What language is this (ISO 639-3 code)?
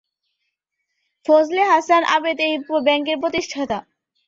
ben